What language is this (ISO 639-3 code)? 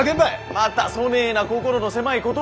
jpn